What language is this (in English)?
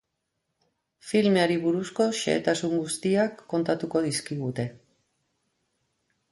Basque